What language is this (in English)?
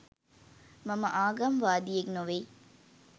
Sinhala